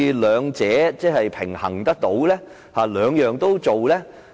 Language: Cantonese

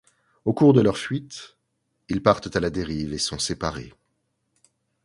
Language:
French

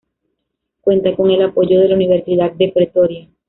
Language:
Spanish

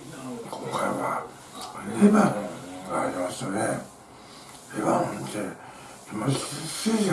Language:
Japanese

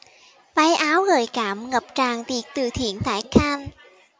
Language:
Vietnamese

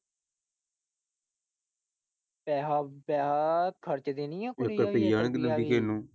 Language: Punjabi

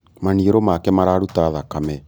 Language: Kikuyu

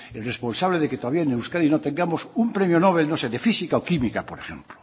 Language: Spanish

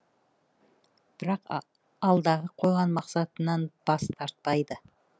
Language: Kazakh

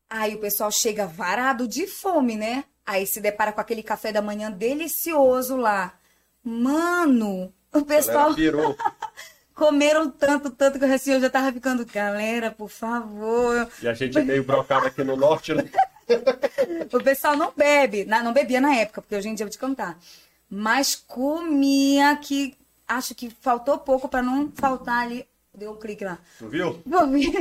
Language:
Portuguese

